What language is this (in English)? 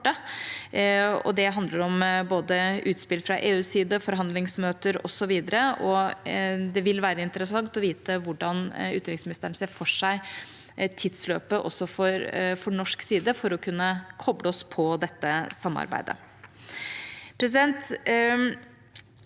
Norwegian